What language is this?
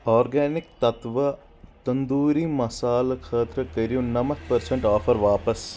Kashmiri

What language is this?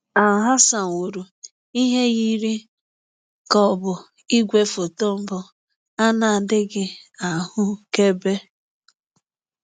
Igbo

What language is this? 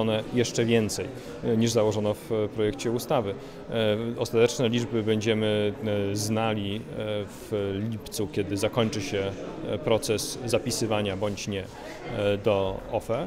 Polish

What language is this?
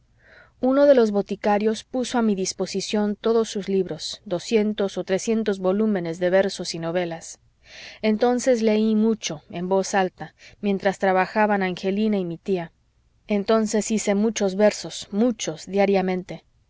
Spanish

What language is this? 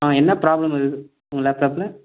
Tamil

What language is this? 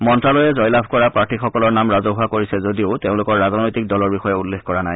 Assamese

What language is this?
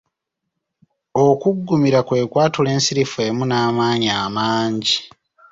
Ganda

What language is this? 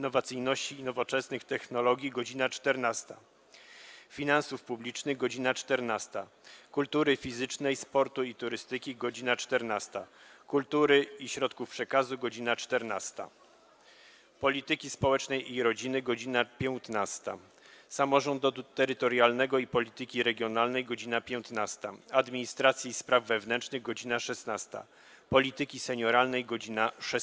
Polish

